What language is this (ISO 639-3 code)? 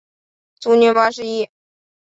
zho